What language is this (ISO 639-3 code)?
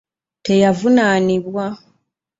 lug